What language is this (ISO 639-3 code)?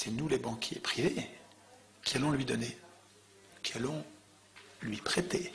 fra